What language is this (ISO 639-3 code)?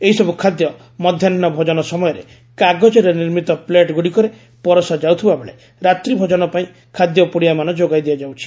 ori